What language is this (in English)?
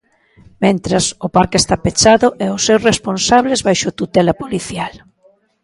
Galician